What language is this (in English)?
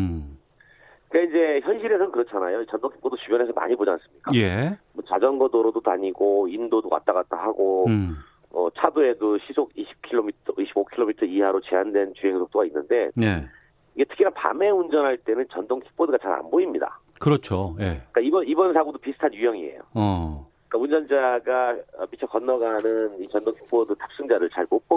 Korean